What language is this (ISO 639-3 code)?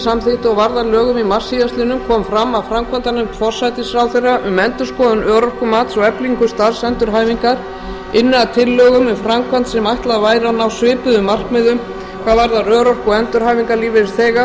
isl